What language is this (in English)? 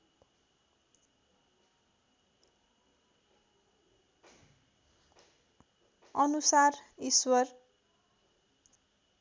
Nepali